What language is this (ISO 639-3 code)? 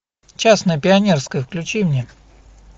rus